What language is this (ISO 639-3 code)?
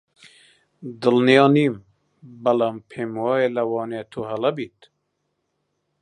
ckb